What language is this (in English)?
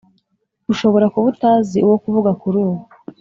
Kinyarwanda